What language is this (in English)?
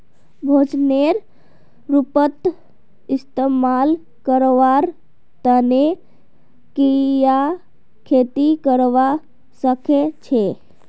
Magahi